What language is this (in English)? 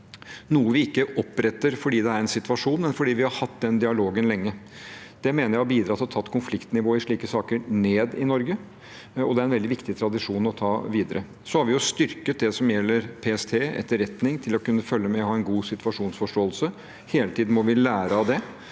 Norwegian